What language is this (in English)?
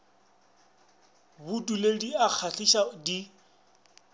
Northern Sotho